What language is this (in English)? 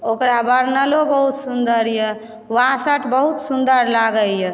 Maithili